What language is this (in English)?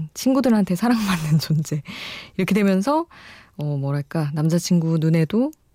Korean